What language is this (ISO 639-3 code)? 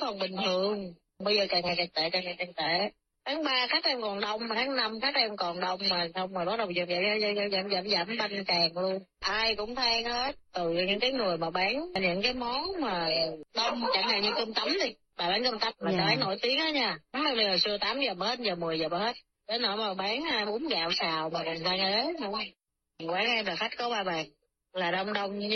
vie